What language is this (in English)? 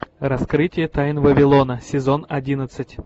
Russian